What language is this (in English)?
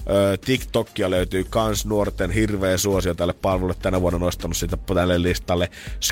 Finnish